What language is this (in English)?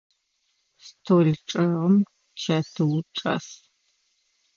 Adyghe